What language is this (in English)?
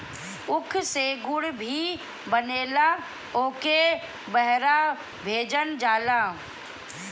Bhojpuri